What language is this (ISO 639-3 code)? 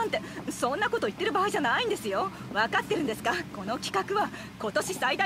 jpn